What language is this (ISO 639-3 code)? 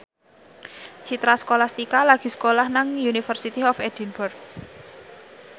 jav